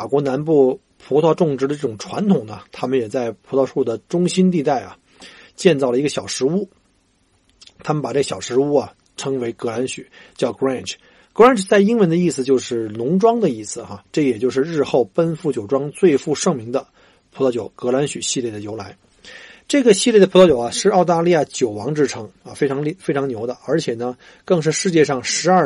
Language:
Chinese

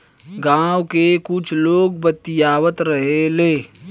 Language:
Bhojpuri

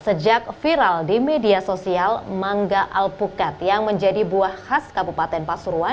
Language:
Indonesian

